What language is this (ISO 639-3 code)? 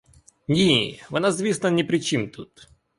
ukr